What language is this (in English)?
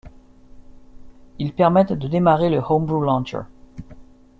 French